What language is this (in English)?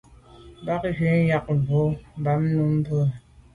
Medumba